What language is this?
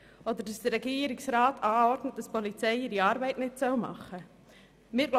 Swiss German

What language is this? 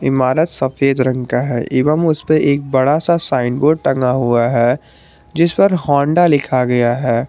Hindi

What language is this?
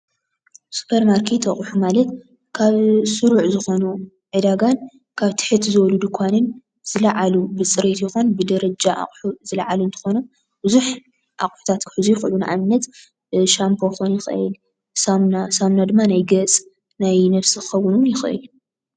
Tigrinya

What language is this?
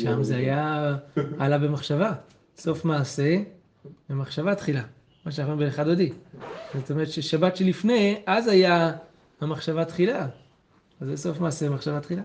Hebrew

